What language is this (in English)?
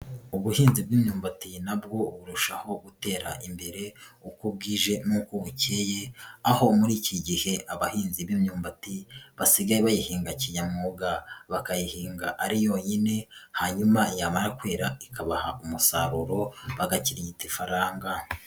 Kinyarwanda